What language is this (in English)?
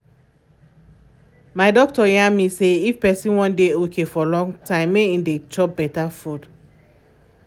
Nigerian Pidgin